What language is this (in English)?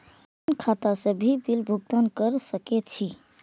Maithili